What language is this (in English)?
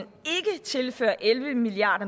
Danish